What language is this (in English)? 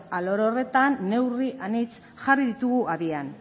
Basque